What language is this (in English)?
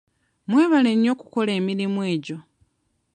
Ganda